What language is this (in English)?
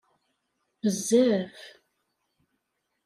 Kabyle